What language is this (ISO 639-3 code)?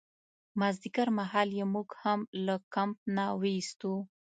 pus